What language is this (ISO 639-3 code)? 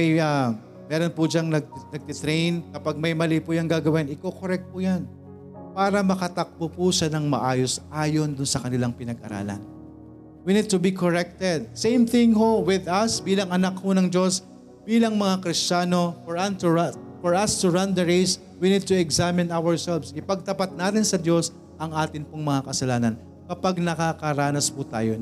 fil